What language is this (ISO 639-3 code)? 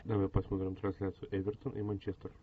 rus